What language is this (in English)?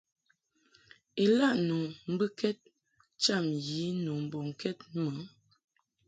Mungaka